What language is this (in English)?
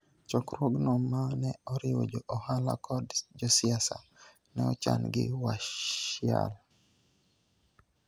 Luo (Kenya and Tanzania)